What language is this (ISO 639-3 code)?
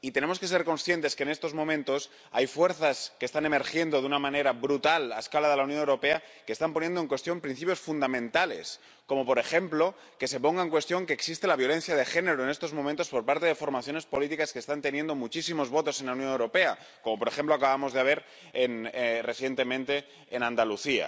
spa